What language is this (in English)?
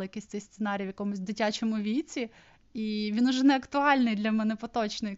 Ukrainian